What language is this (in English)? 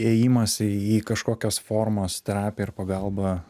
Lithuanian